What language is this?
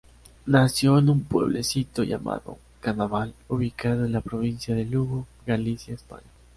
Spanish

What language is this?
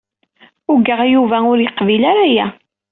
Kabyle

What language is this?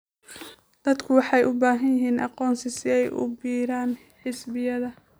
Somali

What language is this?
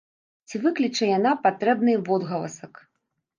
Belarusian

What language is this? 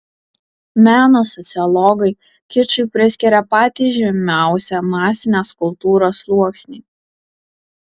Lithuanian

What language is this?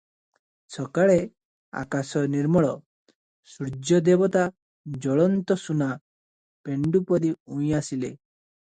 Odia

